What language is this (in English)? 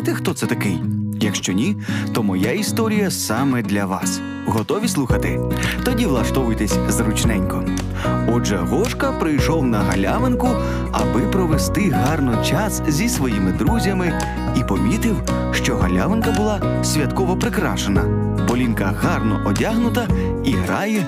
Ukrainian